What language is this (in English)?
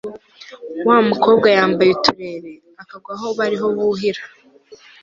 Kinyarwanda